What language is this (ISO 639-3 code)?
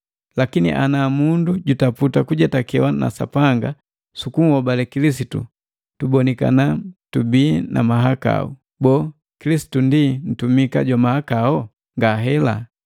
mgv